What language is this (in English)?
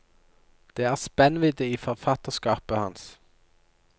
Norwegian